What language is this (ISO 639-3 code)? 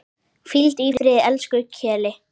isl